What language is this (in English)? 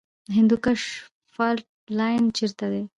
Pashto